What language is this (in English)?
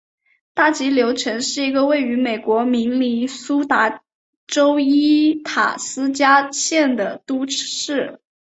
Chinese